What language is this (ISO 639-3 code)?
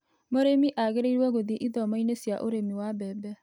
kik